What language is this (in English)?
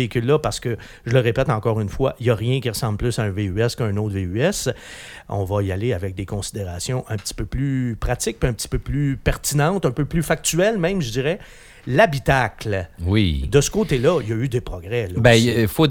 French